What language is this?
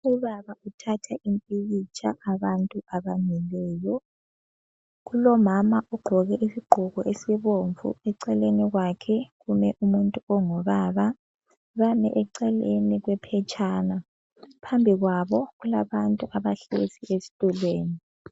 North Ndebele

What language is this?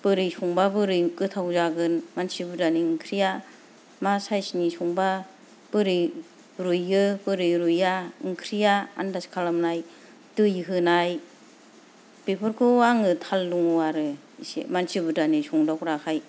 Bodo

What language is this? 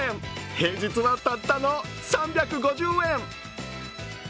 Japanese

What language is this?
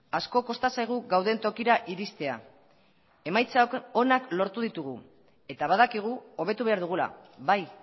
Basque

